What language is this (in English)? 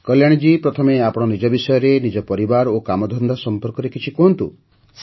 Odia